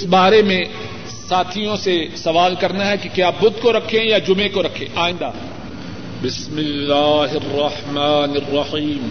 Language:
Urdu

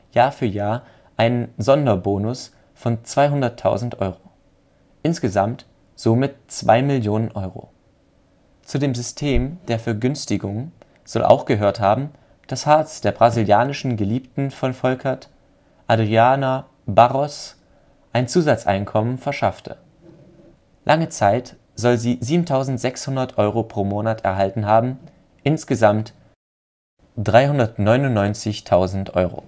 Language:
German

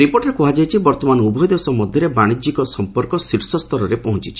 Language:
Odia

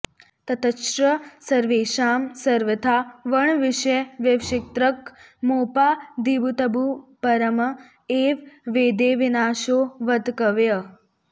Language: Sanskrit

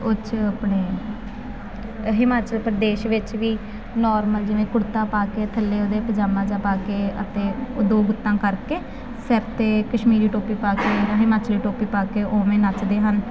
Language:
Punjabi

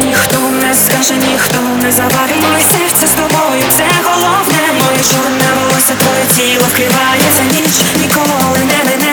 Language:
Ukrainian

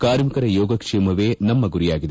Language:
Kannada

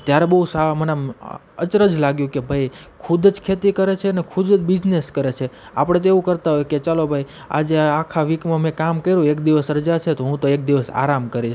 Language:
Gujarati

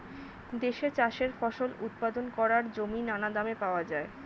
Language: Bangla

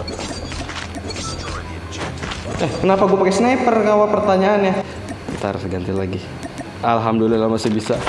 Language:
Indonesian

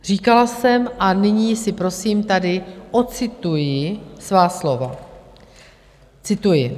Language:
Czech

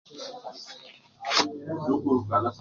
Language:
Nubi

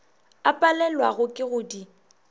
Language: Northern Sotho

